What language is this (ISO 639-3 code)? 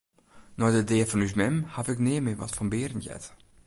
fry